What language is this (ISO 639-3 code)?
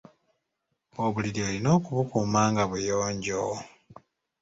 lug